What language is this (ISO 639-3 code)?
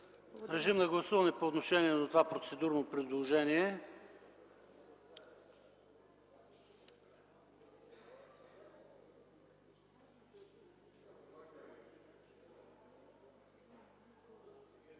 bul